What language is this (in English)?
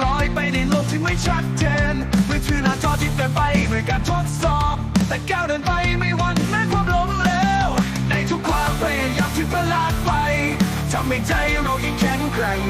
Thai